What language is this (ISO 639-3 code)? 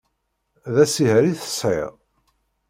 kab